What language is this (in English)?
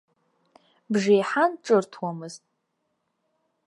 Abkhazian